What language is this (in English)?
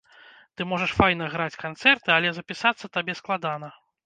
Belarusian